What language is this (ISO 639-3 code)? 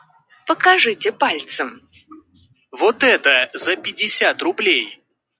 rus